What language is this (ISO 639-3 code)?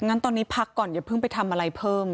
tha